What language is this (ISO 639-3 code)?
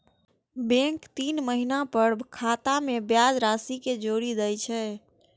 mai